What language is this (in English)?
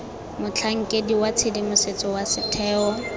Tswana